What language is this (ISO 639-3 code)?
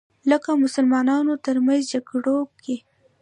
pus